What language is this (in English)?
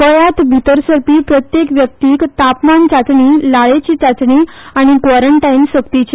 Konkani